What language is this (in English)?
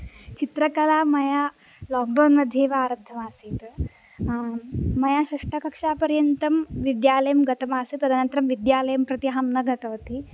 Sanskrit